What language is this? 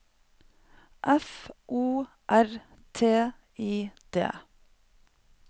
Norwegian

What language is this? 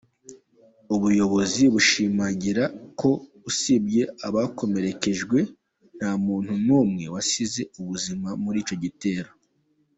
Kinyarwanda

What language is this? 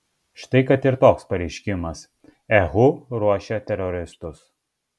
Lithuanian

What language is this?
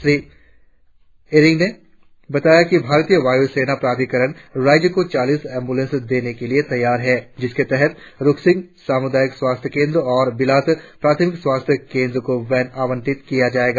Hindi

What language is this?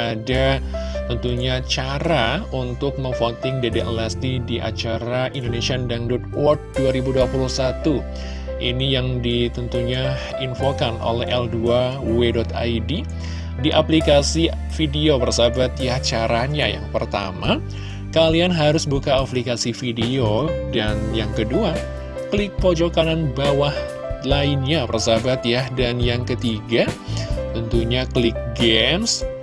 Indonesian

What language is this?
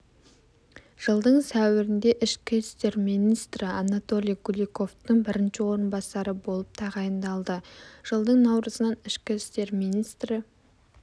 Kazakh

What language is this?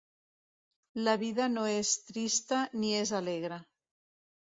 Catalan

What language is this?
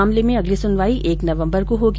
Hindi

